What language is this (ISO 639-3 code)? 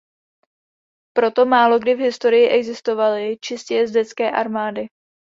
ces